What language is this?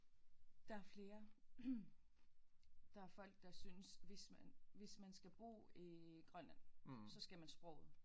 Danish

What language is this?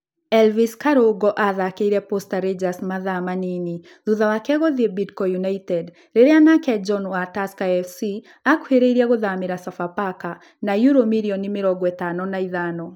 Kikuyu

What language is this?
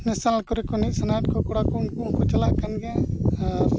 Santali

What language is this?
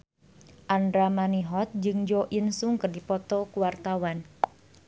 Sundanese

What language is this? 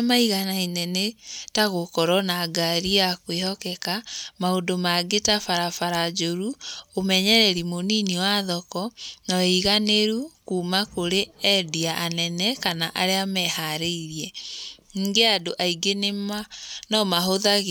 Kikuyu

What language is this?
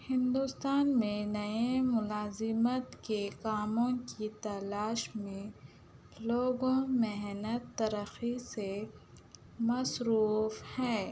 Urdu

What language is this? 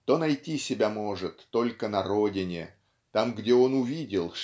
Russian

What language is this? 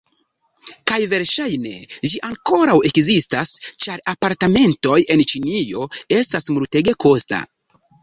Esperanto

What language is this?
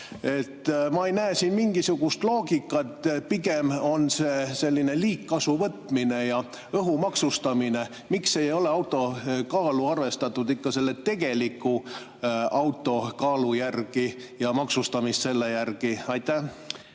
Estonian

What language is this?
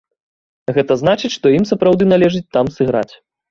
Belarusian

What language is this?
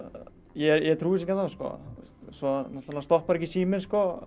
Icelandic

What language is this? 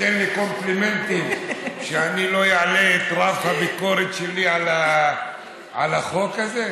Hebrew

